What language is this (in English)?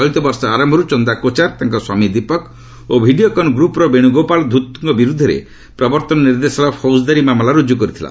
Odia